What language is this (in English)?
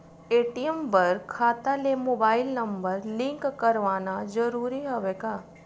Chhattisgarhi